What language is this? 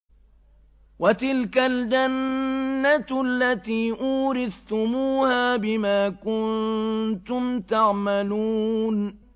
Arabic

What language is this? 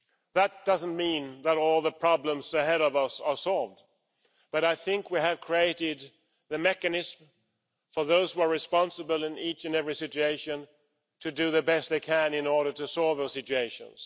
English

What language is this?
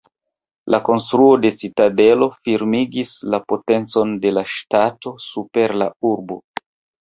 Esperanto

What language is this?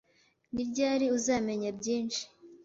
Kinyarwanda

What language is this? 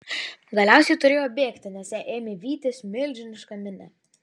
Lithuanian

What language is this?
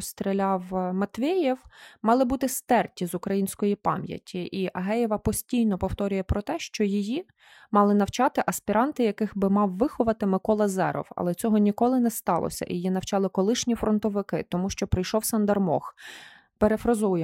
Ukrainian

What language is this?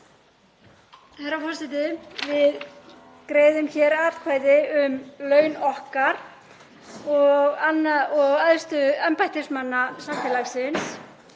Icelandic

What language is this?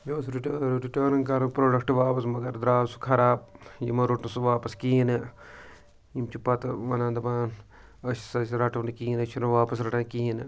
Kashmiri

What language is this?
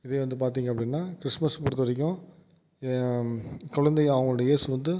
Tamil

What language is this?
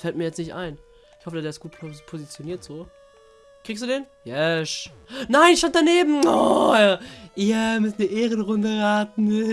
German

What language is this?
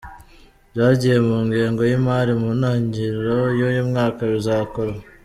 Kinyarwanda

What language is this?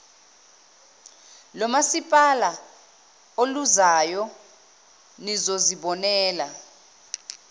Zulu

